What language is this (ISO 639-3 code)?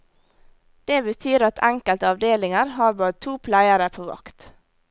nor